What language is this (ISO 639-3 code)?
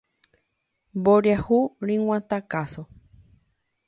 grn